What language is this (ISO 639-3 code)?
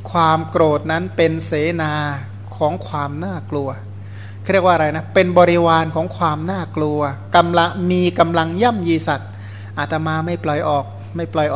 tha